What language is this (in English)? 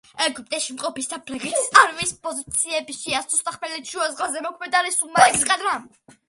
Georgian